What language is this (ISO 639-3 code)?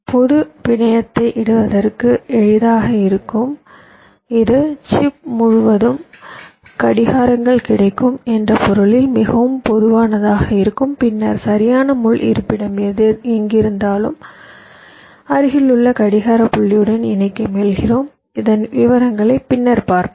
tam